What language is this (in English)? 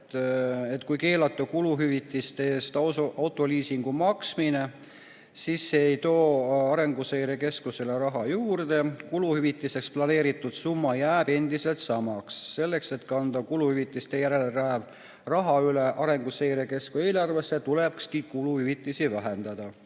Estonian